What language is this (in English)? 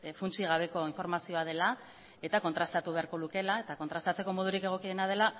Basque